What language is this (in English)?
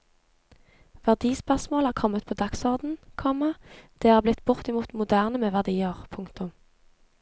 Norwegian